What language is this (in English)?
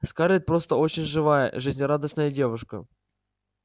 Russian